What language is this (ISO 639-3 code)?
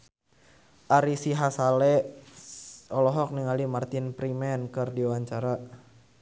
sun